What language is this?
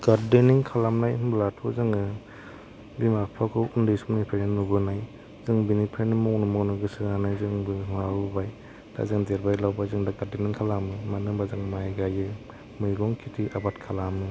Bodo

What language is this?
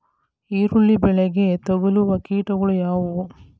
Kannada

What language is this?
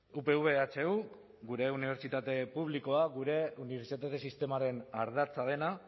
Basque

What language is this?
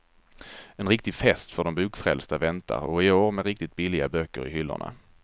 Swedish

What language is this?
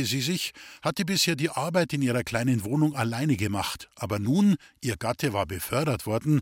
German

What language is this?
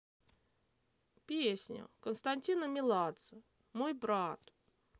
Russian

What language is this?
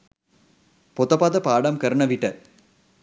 Sinhala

